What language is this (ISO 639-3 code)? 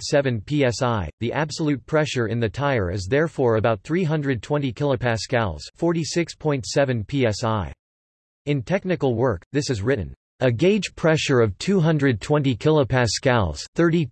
eng